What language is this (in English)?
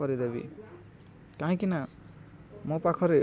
Odia